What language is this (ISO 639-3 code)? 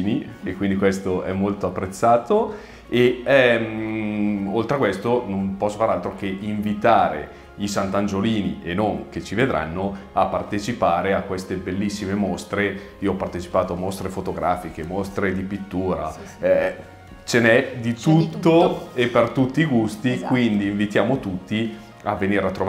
ita